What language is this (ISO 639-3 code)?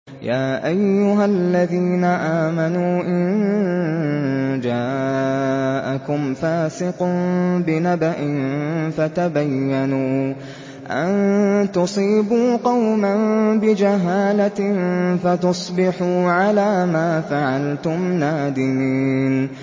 ara